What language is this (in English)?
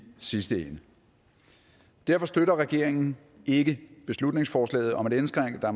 Danish